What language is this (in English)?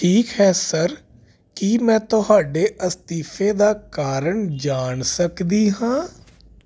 Punjabi